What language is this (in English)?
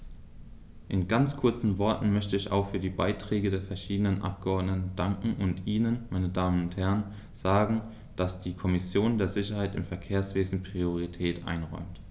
German